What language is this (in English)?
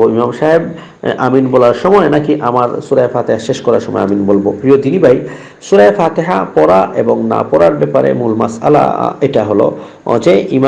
Indonesian